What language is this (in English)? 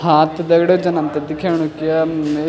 Garhwali